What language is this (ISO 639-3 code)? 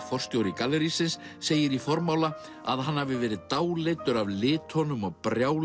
isl